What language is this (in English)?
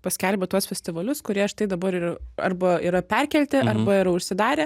Lithuanian